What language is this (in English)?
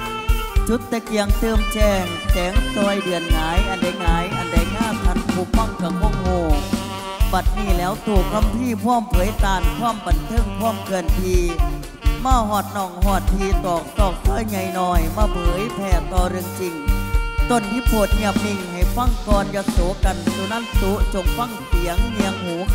Thai